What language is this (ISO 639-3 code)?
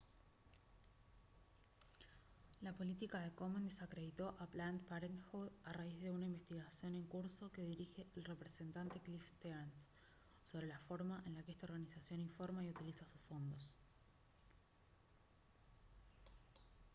spa